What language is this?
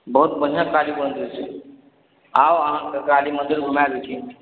Maithili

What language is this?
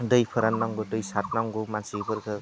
Bodo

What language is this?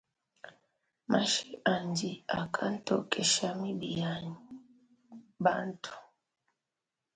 Luba-Lulua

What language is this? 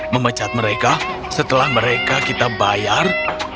Indonesian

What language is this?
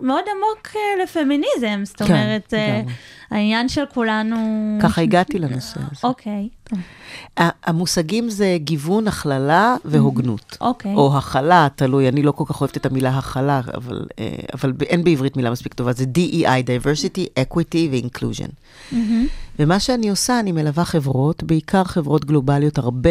Hebrew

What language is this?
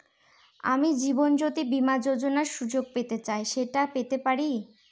Bangla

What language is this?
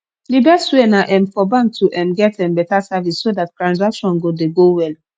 Nigerian Pidgin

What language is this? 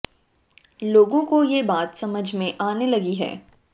Hindi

